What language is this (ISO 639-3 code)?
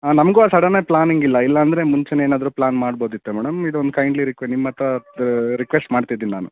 kan